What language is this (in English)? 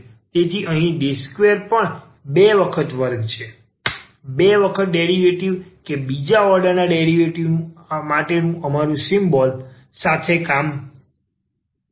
Gujarati